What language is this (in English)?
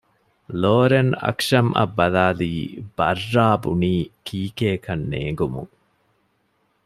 Divehi